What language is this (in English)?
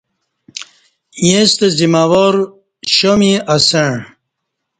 Kati